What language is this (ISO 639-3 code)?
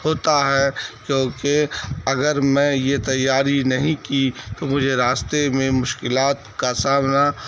urd